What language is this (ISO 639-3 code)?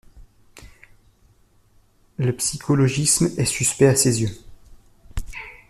fra